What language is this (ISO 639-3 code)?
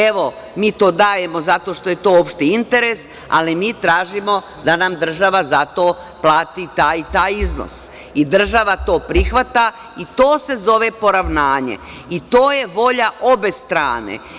srp